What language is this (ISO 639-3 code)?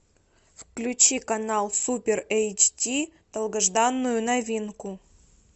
rus